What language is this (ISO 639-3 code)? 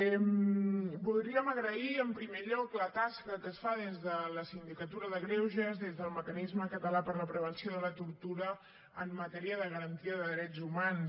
cat